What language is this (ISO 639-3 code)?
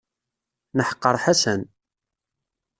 kab